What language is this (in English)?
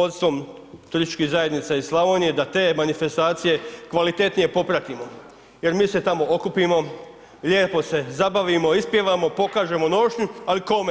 Croatian